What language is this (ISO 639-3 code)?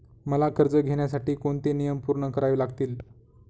mar